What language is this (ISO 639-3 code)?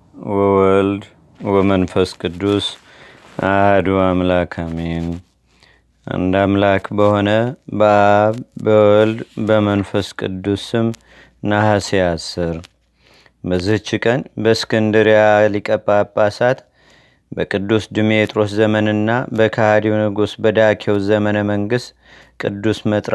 amh